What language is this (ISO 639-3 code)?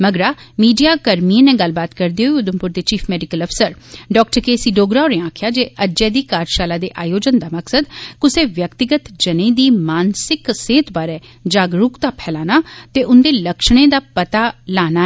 doi